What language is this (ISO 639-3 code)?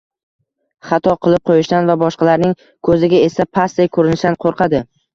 uzb